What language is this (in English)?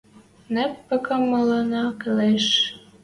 Western Mari